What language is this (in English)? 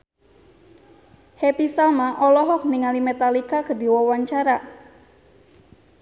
Sundanese